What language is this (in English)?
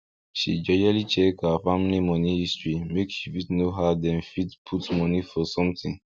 Nigerian Pidgin